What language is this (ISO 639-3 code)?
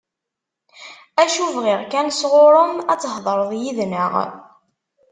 kab